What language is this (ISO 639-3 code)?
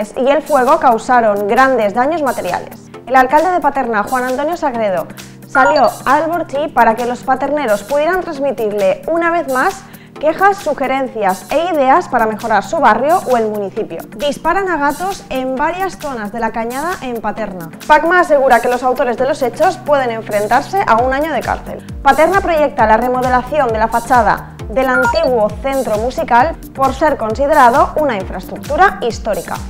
spa